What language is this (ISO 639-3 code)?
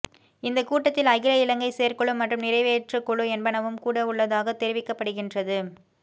tam